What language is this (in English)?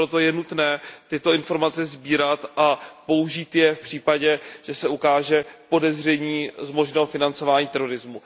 Czech